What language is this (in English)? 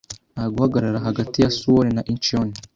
Kinyarwanda